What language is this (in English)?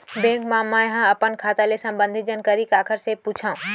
Chhattisgarhi